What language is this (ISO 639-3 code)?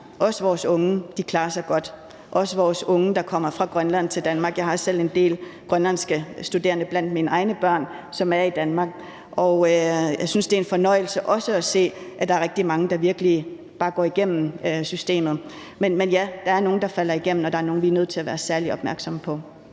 dan